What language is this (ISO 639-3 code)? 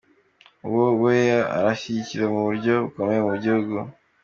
kin